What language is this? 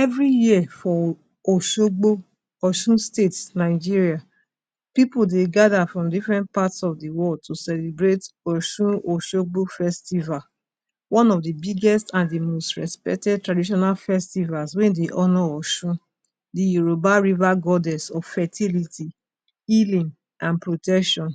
Nigerian Pidgin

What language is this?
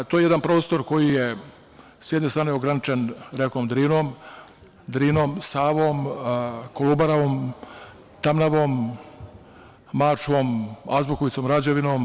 Serbian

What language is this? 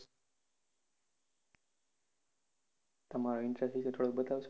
Gujarati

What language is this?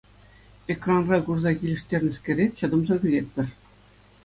Chuvash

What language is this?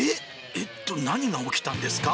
Japanese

